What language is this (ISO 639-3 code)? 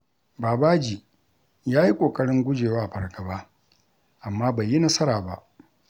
hau